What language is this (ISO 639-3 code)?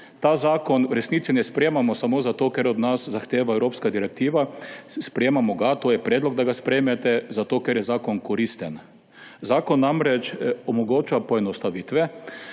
slv